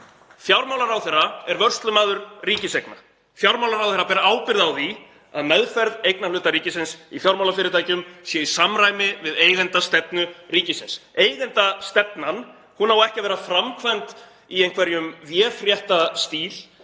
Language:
Icelandic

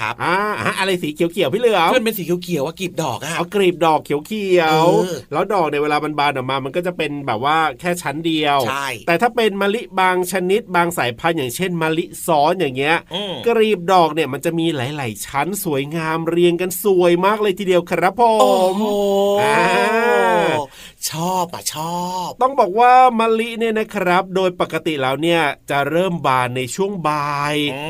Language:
Thai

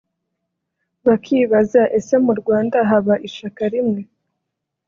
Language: Kinyarwanda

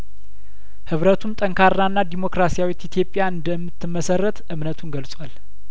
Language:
Amharic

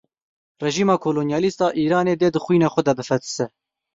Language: Kurdish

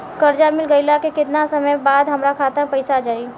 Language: Bhojpuri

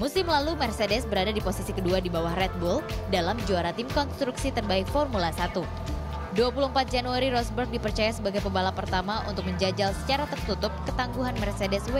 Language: Indonesian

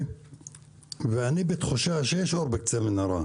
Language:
Hebrew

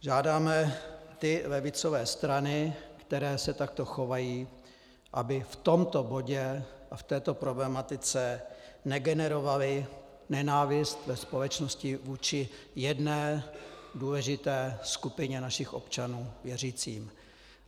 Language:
Czech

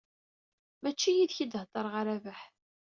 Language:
Kabyle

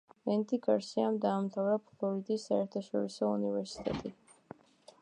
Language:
Georgian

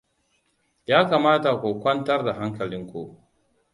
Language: Hausa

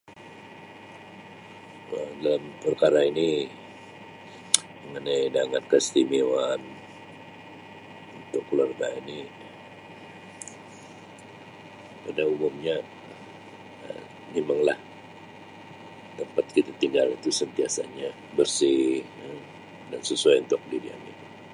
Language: Sabah Malay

